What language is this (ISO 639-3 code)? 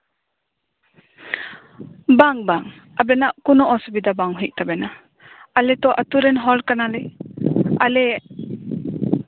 sat